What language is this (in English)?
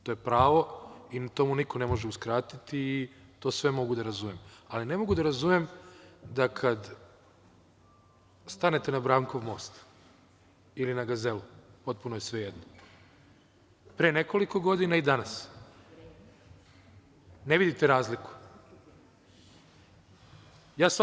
Serbian